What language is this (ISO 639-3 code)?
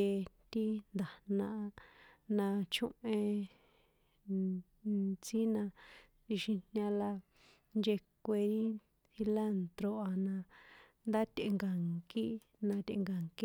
poe